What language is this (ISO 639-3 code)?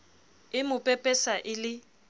sot